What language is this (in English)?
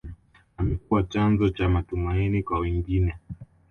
Swahili